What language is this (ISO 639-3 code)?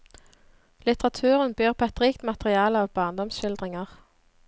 nor